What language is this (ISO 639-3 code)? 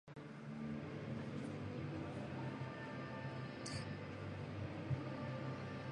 eus